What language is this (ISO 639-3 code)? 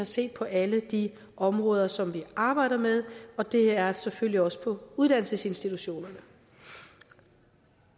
dan